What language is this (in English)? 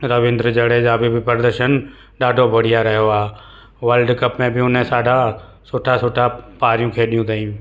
Sindhi